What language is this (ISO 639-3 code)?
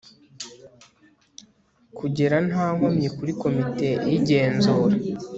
kin